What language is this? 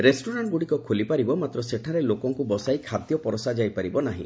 Odia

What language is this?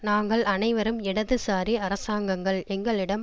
Tamil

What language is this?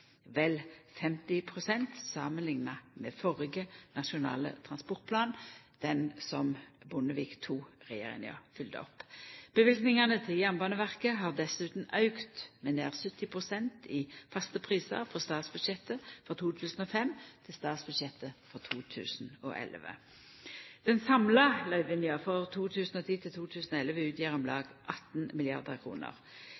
Norwegian Nynorsk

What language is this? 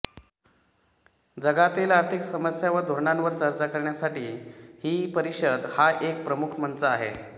Marathi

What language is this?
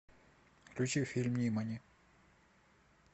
Russian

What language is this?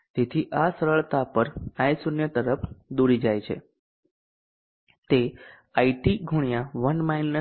Gujarati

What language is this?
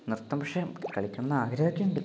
Malayalam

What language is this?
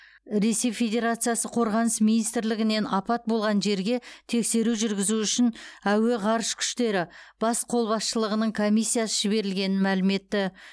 Kazakh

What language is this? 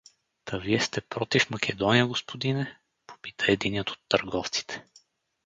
Bulgarian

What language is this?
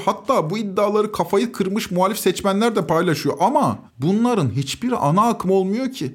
Turkish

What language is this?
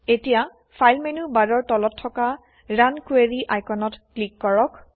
Assamese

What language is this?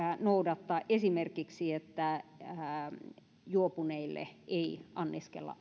Finnish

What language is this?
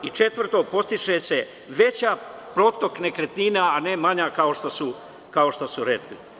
Serbian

